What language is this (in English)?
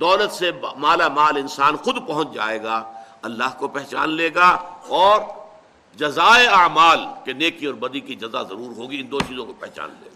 Urdu